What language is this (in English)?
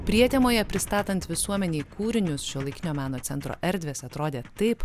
Lithuanian